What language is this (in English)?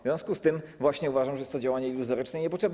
Polish